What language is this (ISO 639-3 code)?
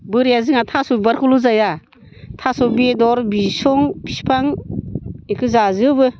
brx